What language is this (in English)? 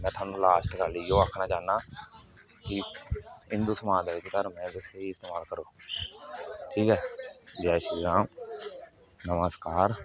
Dogri